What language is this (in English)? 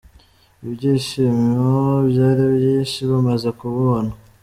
Kinyarwanda